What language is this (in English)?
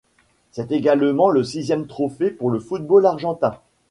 French